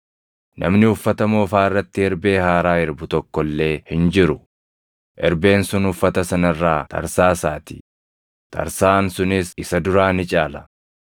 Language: Oromo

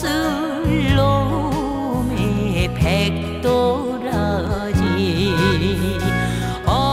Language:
Korean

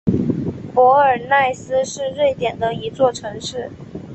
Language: Chinese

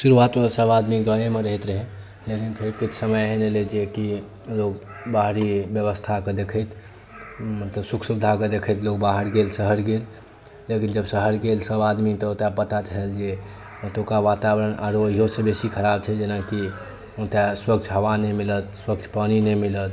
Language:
Maithili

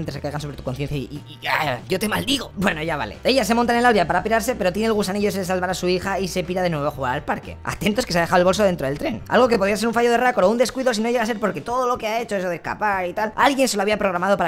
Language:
Spanish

